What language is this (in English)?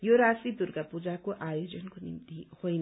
Nepali